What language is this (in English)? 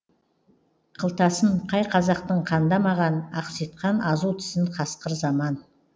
Kazakh